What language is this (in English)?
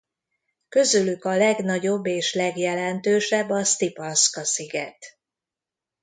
Hungarian